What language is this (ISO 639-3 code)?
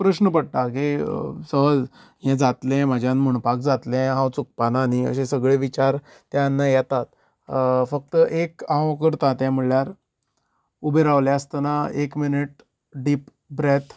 kok